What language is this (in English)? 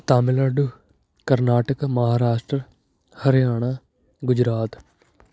Punjabi